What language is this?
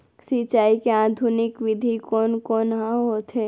Chhattisgarhi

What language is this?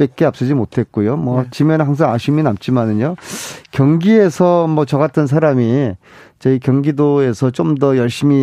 Korean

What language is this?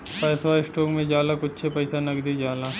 Bhojpuri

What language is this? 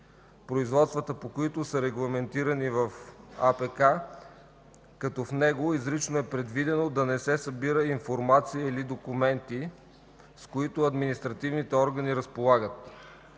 Bulgarian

